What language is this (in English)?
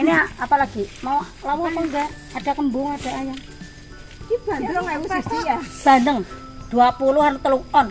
Indonesian